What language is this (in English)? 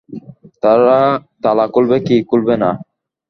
Bangla